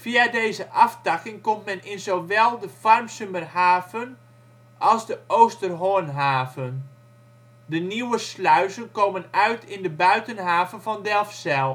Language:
Dutch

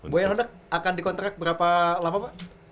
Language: Indonesian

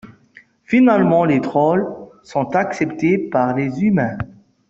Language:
French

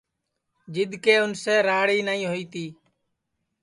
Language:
Sansi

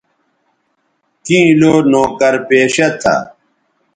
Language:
Bateri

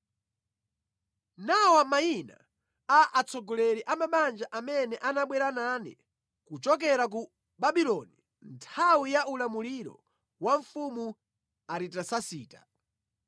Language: Nyanja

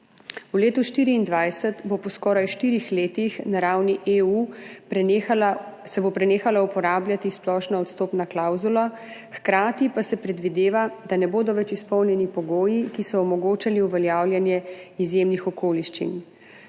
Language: Slovenian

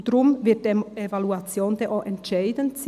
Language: Swiss German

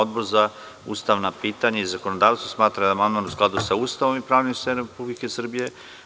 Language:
Serbian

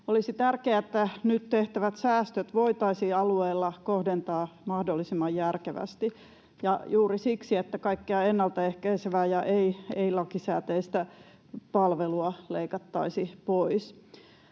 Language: Finnish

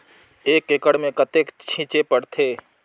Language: Chhattisgarhi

